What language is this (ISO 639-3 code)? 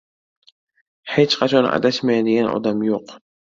uzb